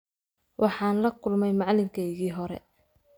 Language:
Somali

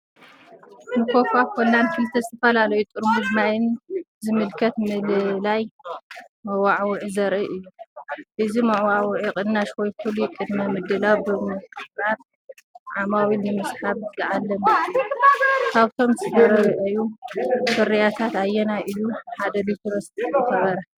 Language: Tigrinya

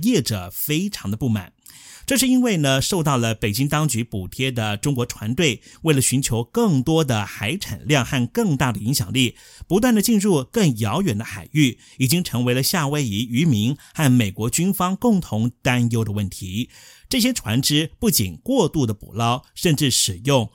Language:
Chinese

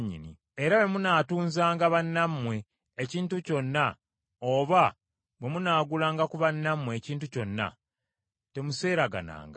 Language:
Ganda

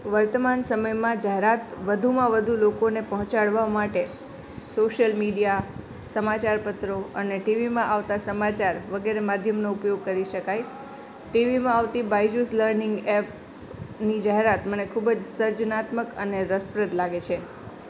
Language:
Gujarati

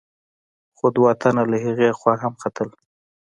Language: Pashto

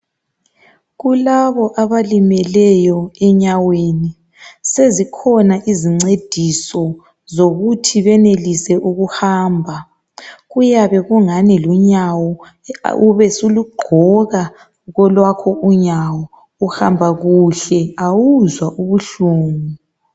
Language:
North Ndebele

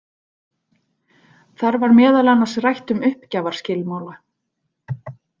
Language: Icelandic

